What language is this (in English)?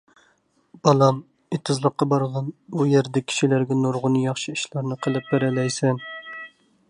Uyghur